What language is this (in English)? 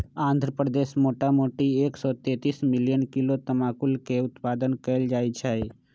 Magahi